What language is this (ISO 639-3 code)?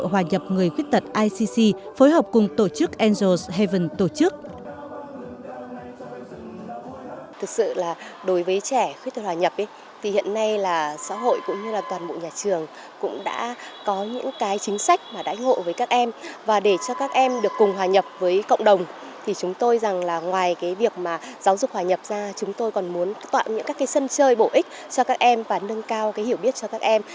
vie